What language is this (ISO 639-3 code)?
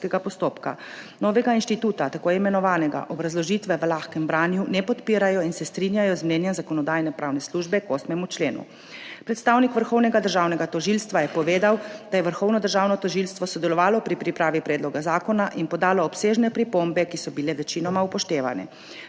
slv